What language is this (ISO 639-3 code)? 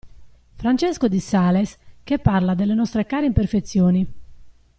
ita